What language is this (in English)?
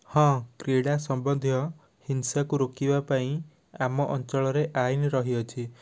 Odia